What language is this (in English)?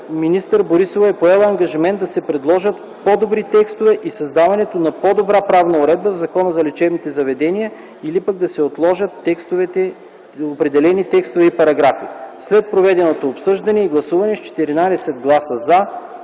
Bulgarian